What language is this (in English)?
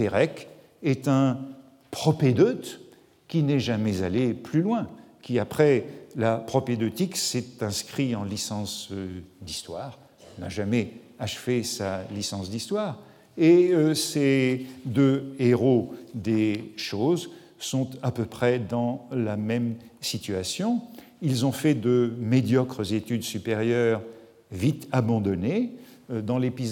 French